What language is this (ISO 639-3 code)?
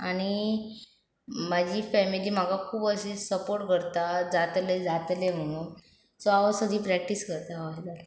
kok